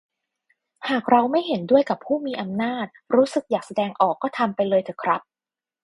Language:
Thai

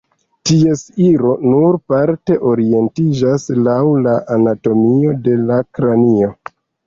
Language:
Esperanto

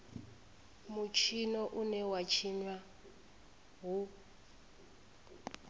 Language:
Venda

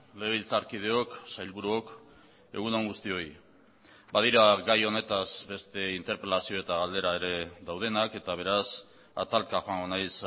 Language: Basque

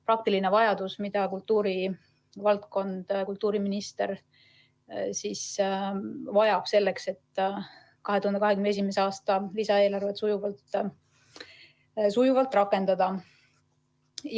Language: Estonian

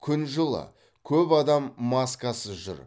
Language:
Kazakh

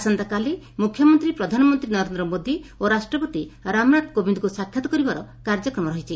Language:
Odia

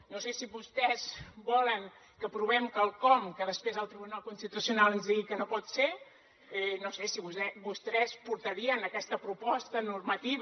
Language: Catalan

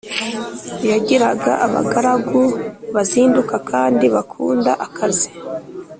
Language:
Kinyarwanda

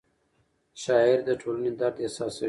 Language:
Pashto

